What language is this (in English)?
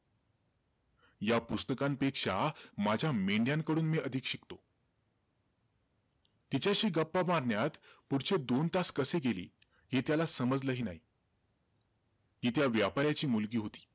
Marathi